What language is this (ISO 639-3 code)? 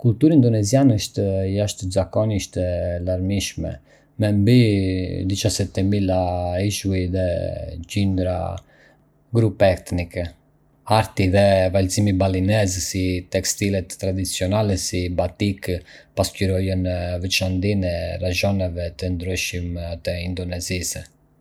aae